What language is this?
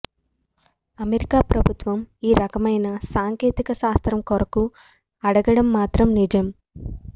Telugu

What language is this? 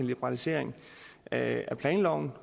Danish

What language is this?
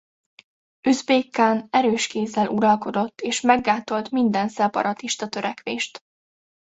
Hungarian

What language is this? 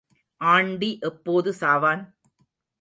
Tamil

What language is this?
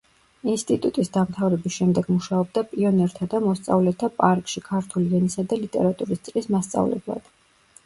Georgian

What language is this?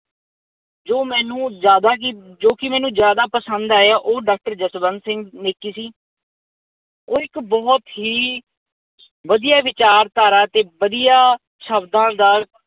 Punjabi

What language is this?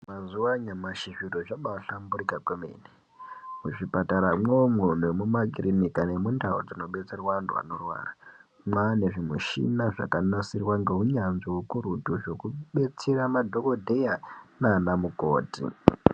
Ndau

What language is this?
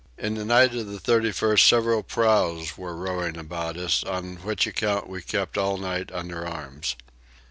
English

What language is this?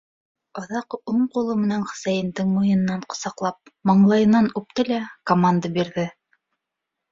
Bashkir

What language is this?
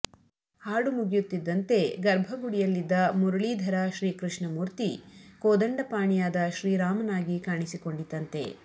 Kannada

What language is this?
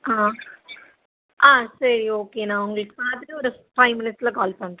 Tamil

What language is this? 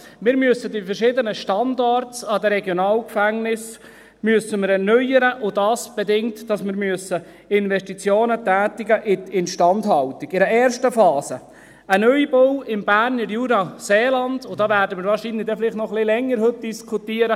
Swiss German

